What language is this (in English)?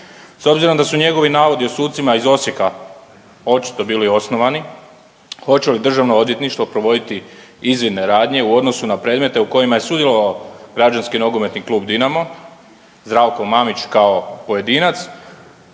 Croatian